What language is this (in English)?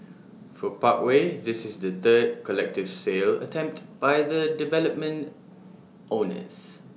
English